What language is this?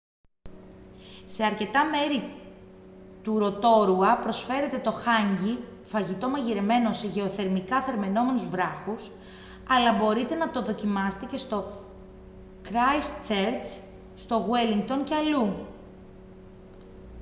Greek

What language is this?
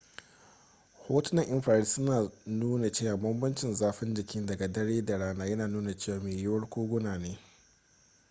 Hausa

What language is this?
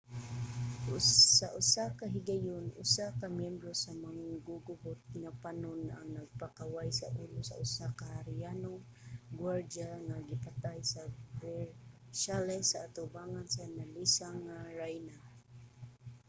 Cebuano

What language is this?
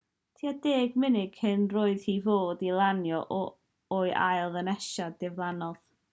Welsh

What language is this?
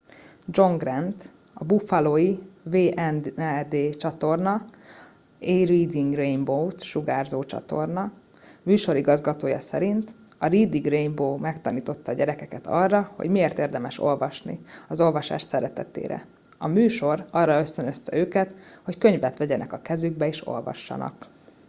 Hungarian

